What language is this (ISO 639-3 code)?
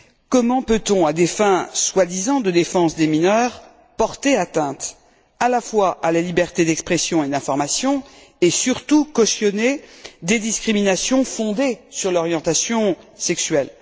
fra